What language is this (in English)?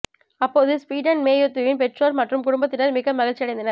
Tamil